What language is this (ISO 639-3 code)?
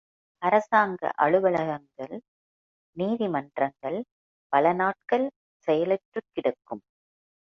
tam